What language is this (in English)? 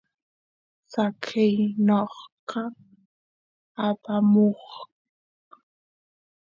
Santiago del Estero Quichua